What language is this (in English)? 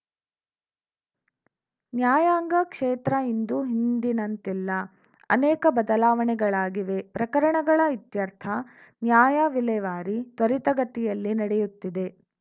Kannada